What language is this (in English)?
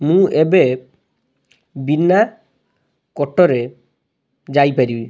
Odia